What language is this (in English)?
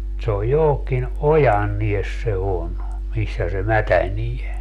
Finnish